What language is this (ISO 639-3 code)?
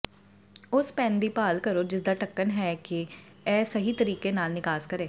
pan